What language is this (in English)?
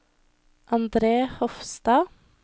Norwegian